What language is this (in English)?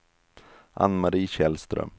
Swedish